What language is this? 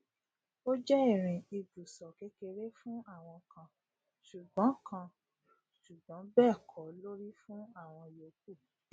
Yoruba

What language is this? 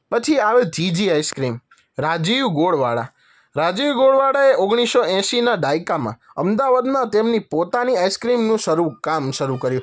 Gujarati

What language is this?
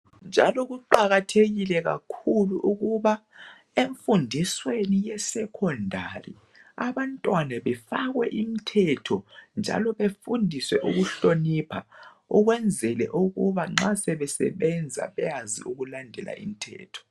North Ndebele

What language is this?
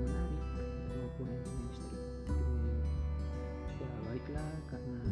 Indonesian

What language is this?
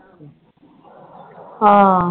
Punjabi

